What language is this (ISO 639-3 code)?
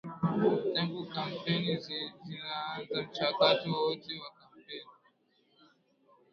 swa